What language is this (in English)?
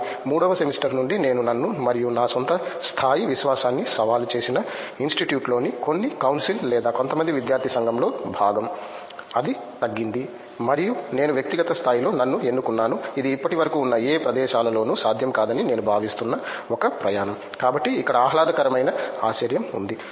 Telugu